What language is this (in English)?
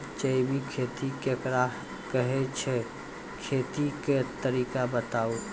Maithili